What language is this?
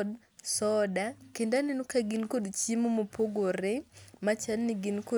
Luo (Kenya and Tanzania)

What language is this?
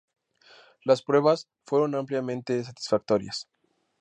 Spanish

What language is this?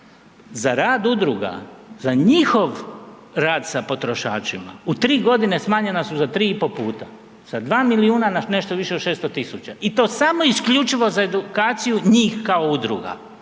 Croatian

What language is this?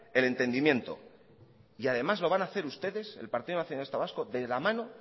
Spanish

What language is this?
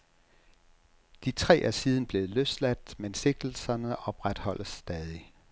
Danish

